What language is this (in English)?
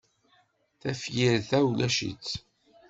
Kabyle